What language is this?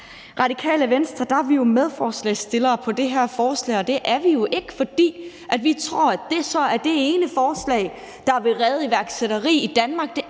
Danish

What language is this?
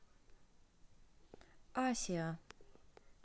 Russian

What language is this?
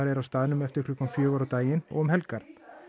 Icelandic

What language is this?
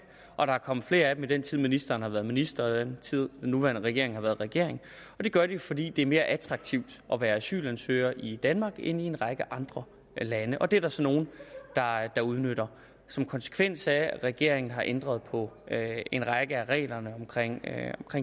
Danish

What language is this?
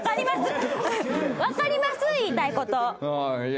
Japanese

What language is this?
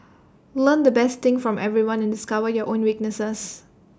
English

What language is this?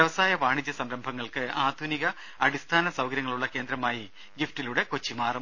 Malayalam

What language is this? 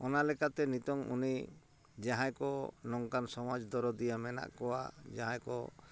Santali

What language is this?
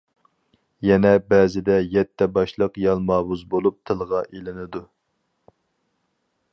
Uyghur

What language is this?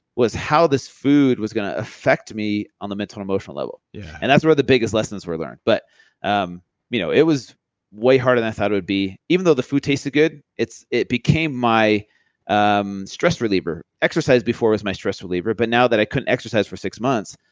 English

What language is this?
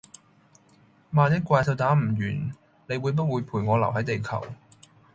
Cantonese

